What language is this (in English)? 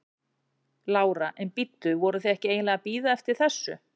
Icelandic